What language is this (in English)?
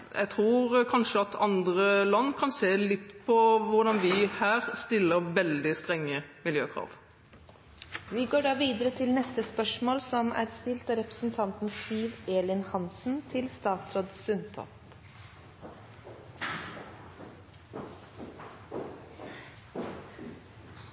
Norwegian Bokmål